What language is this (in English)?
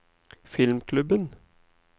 Norwegian